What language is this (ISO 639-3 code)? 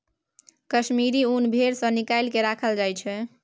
mai